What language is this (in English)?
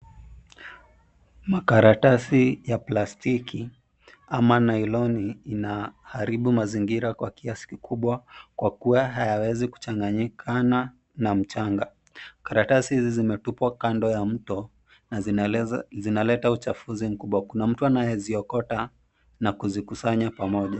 Swahili